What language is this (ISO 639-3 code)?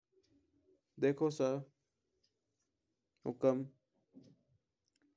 mtr